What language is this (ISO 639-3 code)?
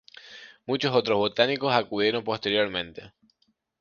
spa